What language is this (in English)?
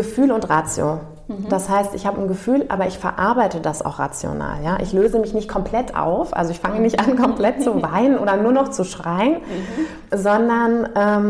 German